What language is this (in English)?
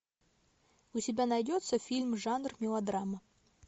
Russian